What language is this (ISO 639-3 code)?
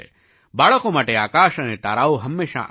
guj